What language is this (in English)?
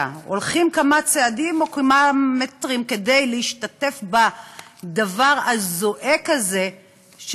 Hebrew